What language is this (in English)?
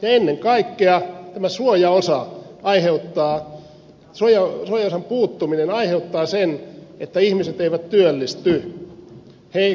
Finnish